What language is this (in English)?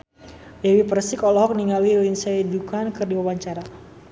Sundanese